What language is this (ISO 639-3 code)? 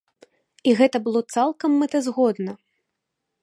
bel